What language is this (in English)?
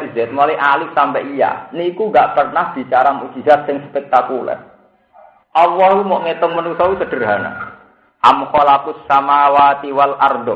Indonesian